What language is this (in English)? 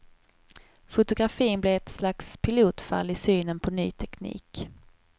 Swedish